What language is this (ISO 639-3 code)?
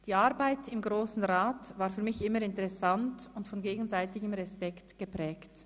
gsw